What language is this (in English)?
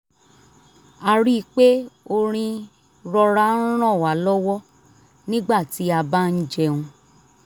Yoruba